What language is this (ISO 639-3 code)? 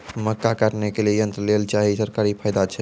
mai